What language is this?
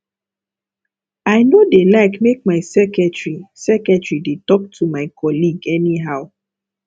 Nigerian Pidgin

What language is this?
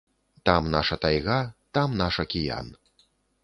Belarusian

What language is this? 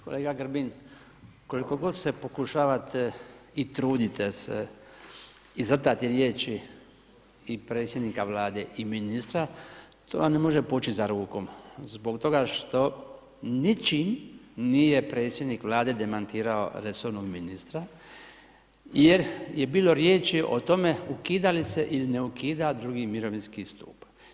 Croatian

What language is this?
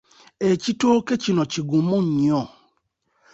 Ganda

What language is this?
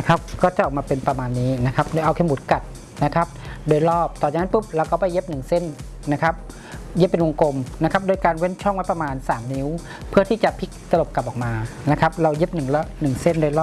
Thai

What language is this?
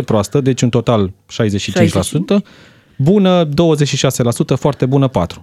Romanian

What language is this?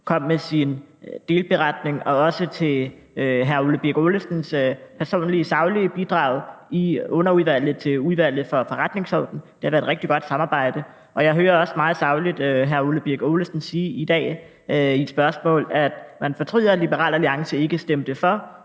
Danish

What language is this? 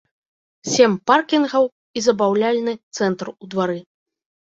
Belarusian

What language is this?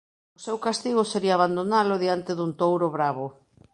Galician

